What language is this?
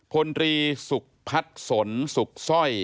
Thai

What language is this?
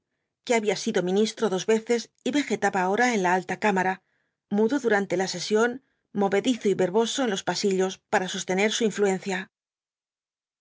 Spanish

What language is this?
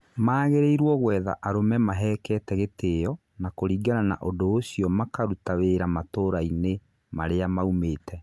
Kikuyu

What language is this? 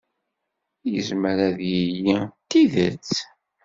Kabyle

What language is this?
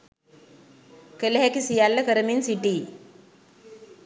Sinhala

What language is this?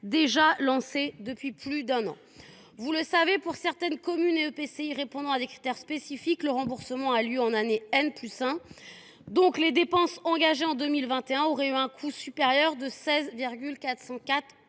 French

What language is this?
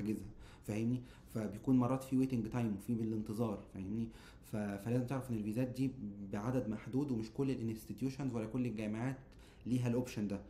Arabic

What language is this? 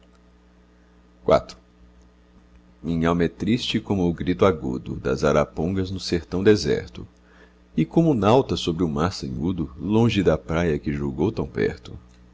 Portuguese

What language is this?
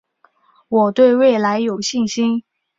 Chinese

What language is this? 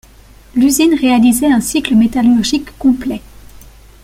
French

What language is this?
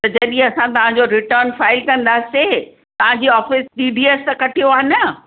Sindhi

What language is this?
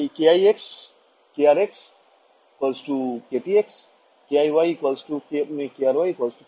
Bangla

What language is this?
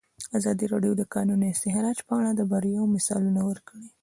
Pashto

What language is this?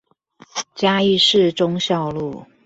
Chinese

